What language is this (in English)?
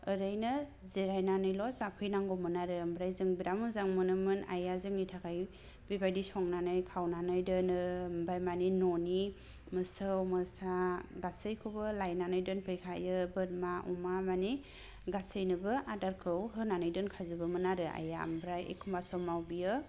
Bodo